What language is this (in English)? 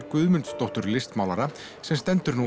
Icelandic